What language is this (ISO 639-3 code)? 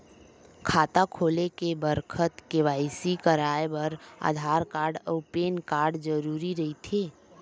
hne